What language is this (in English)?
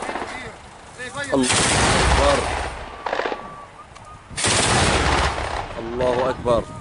Arabic